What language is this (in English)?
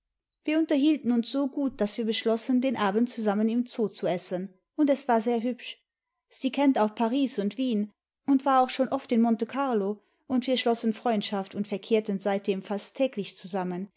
German